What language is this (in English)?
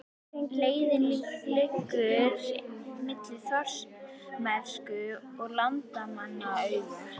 Icelandic